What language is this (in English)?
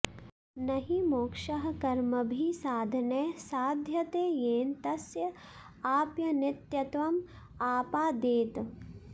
Sanskrit